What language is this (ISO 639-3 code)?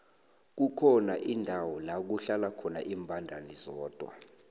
nbl